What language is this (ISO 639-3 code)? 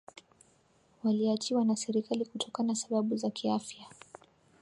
swa